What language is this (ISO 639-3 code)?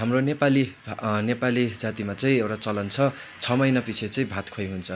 nep